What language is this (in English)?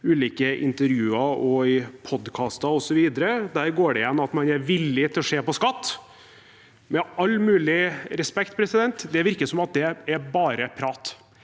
Norwegian